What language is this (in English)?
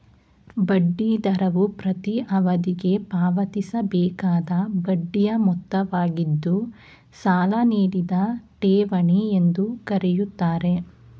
Kannada